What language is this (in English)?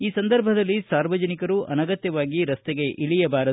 Kannada